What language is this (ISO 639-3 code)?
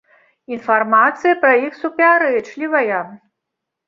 bel